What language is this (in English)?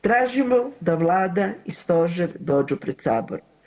Croatian